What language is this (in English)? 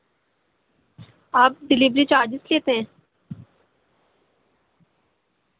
Urdu